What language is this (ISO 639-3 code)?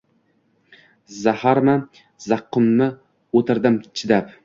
uzb